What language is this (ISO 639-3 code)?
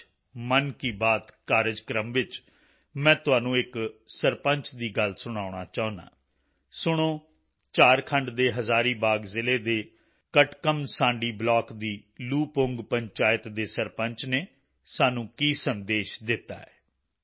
pan